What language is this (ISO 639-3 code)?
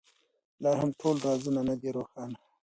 pus